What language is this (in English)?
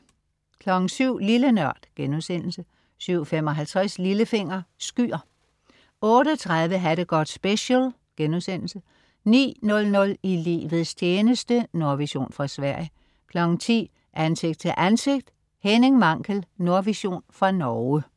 Danish